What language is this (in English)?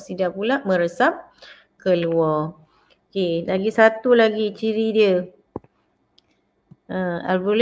Malay